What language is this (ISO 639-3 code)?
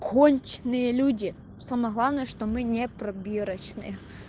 rus